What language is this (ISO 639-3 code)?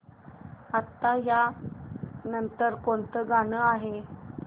mar